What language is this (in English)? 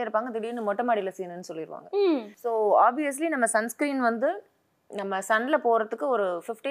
Tamil